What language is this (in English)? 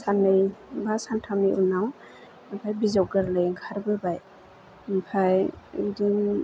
Bodo